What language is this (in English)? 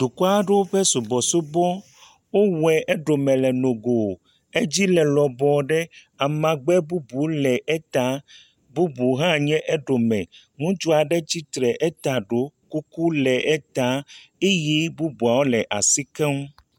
Ewe